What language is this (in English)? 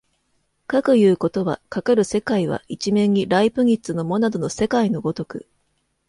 Japanese